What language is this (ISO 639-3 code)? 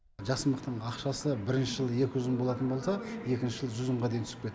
kaz